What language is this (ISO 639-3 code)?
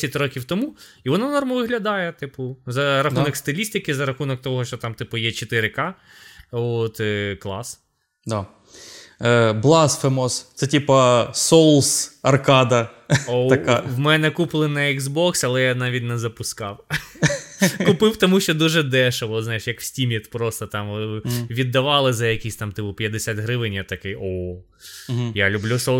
ukr